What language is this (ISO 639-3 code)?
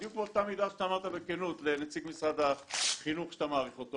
heb